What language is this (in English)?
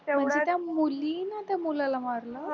Marathi